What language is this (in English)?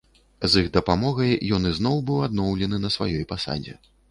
Belarusian